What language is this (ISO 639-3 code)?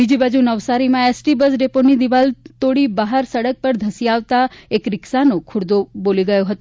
guj